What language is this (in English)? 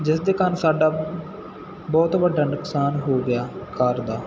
Punjabi